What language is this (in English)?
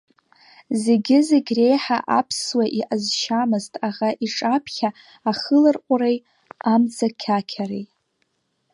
Abkhazian